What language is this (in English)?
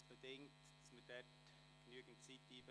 Swiss German